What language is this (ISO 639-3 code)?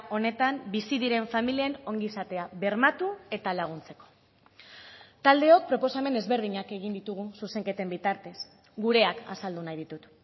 eus